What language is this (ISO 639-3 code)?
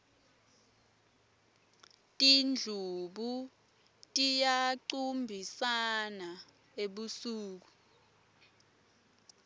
ssw